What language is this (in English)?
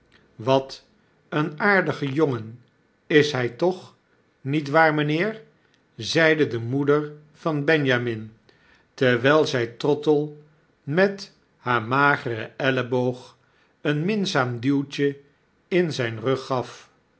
Dutch